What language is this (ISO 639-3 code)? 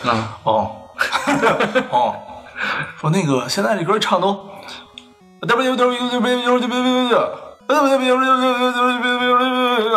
zho